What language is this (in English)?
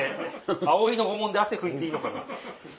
Japanese